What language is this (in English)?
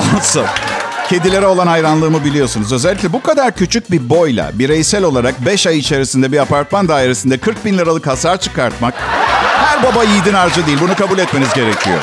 Turkish